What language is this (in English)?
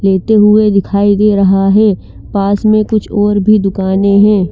Hindi